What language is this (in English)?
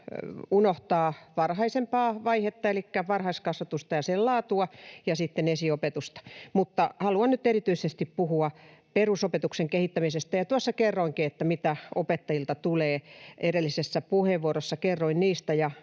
Finnish